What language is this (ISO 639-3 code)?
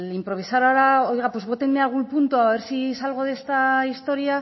spa